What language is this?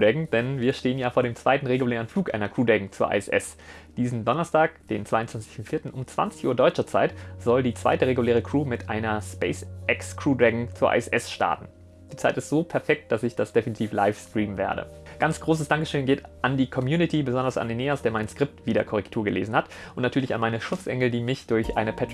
German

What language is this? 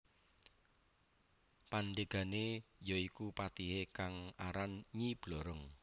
Javanese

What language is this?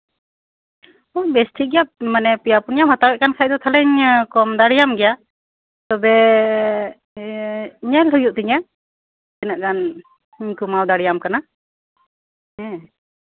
Santali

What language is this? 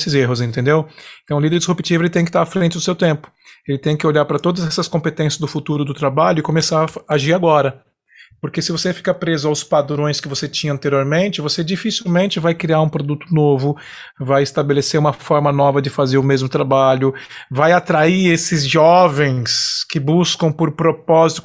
Portuguese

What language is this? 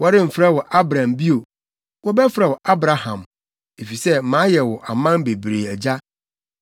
Akan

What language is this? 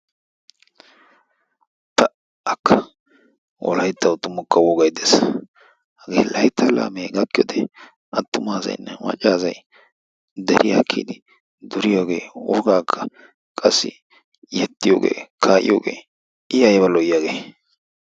Wolaytta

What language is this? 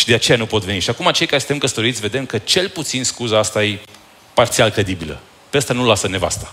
Romanian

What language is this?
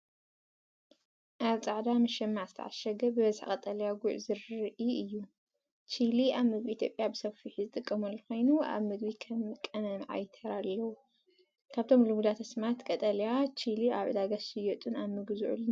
Tigrinya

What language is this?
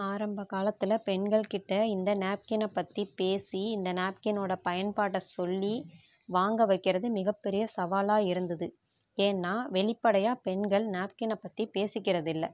Tamil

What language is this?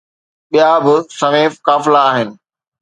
Sindhi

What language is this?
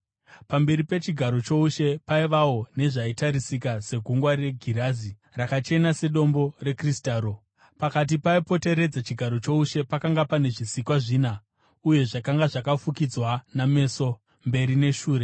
Shona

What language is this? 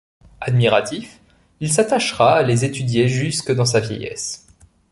French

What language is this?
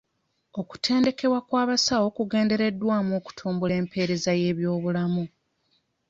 Ganda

